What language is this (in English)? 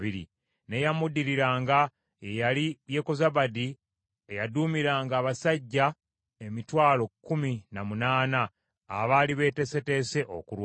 Ganda